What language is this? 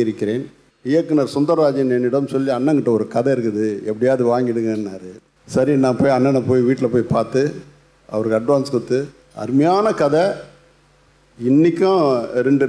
Romanian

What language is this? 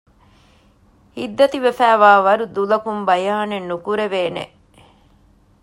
Divehi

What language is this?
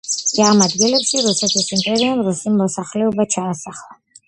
Georgian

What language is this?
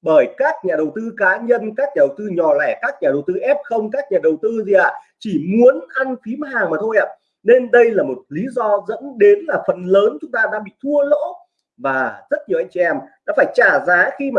Vietnamese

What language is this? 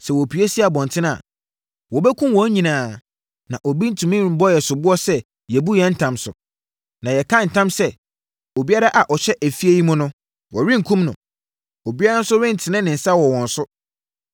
Akan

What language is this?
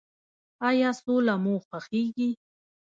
Pashto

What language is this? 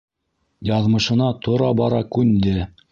Bashkir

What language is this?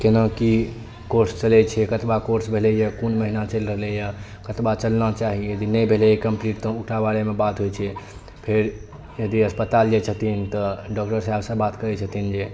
Maithili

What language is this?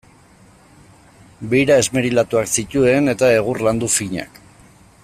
Basque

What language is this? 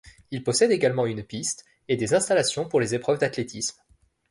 French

